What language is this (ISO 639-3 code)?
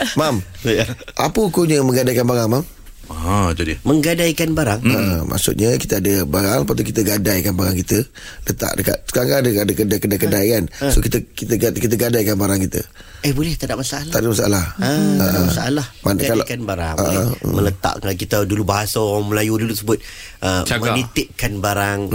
msa